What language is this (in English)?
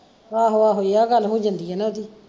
Punjabi